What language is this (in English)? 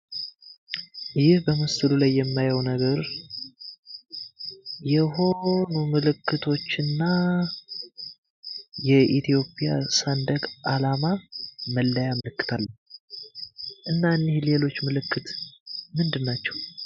Amharic